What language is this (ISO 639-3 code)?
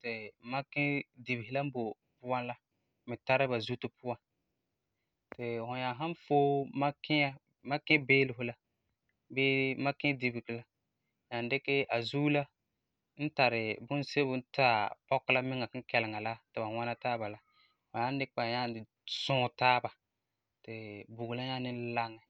gur